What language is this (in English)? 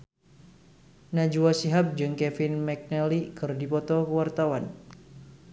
Sundanese